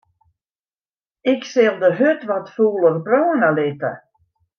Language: Western Frisian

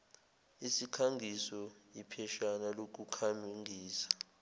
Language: Zulu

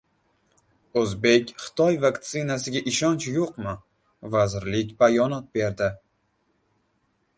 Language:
Uzbek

